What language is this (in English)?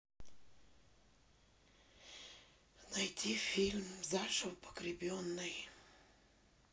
Russian